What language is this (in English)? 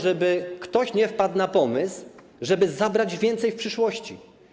Polish